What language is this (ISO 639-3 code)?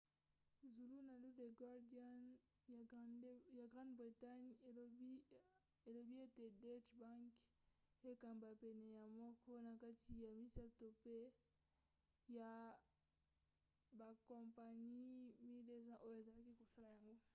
lin